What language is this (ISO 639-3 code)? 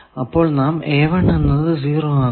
mal